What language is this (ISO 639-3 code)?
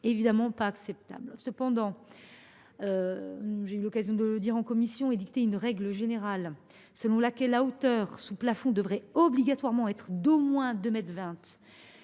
fra